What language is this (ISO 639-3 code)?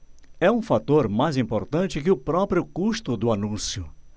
por